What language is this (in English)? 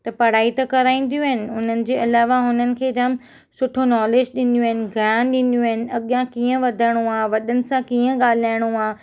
Sindhi